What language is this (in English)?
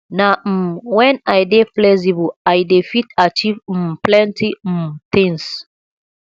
Nigerian Pidgin